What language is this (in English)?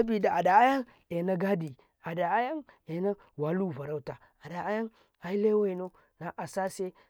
Karekare